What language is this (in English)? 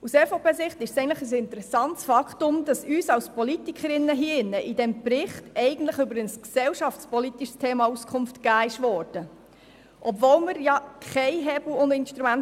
Swiss German